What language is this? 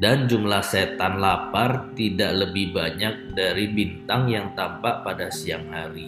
Indonesian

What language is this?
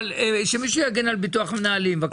Hebrew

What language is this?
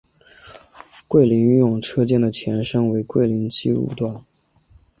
Chinese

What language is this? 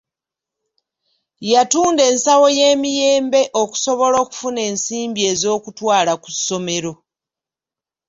Ganda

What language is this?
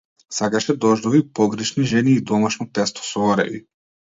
Macedonian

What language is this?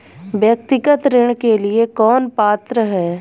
Hindi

